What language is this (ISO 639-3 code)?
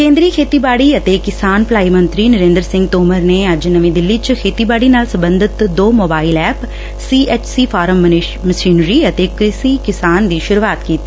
pan